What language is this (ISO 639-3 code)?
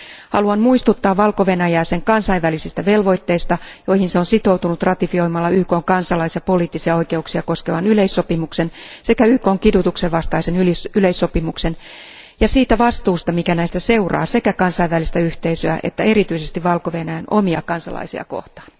fin